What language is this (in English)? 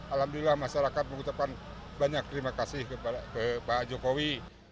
Indonesian